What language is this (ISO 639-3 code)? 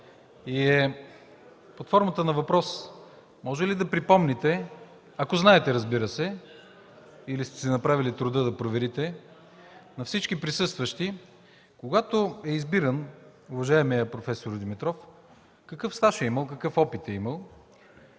bul